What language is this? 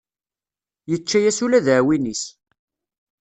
Kabyle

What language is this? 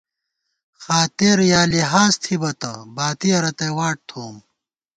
Gawar-Bati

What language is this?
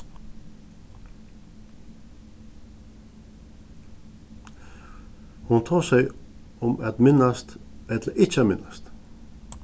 Faroese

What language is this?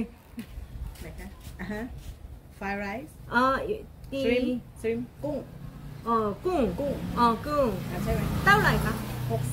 Korean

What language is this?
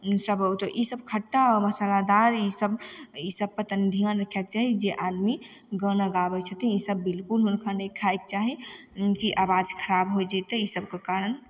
Maithili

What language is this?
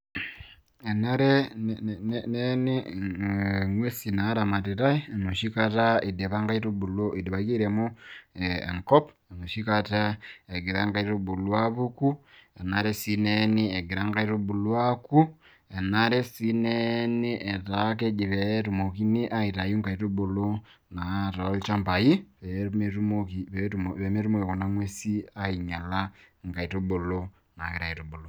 Masai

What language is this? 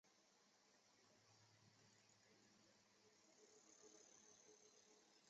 Chinese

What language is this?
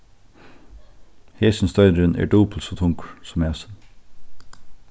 Faroese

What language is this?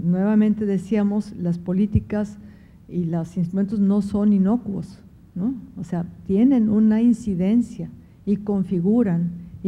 Spanish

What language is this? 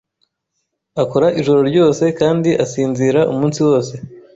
Kinyarwanda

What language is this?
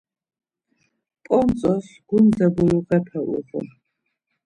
Laz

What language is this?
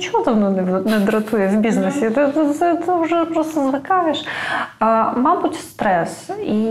Ukrainian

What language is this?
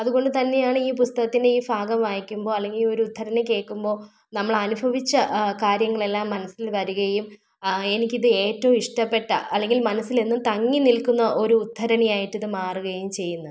Malayalam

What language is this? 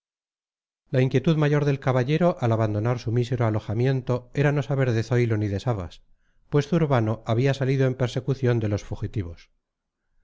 Spanish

